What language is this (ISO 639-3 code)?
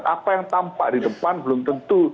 ind